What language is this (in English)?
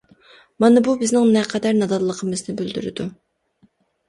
Uyghur